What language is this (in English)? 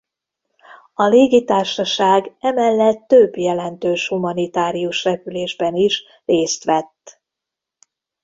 Hungarian